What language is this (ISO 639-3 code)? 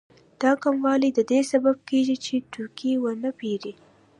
pus